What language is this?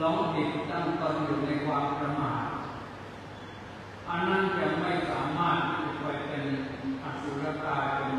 Thai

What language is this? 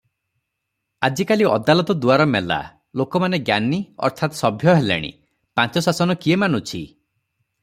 Odia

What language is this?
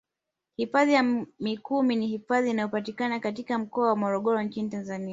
Swahili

